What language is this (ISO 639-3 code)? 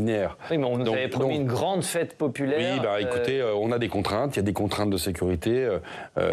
fra